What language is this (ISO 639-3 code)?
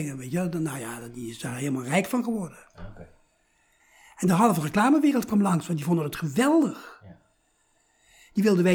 nld